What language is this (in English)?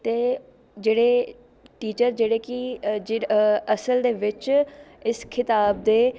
Punjabi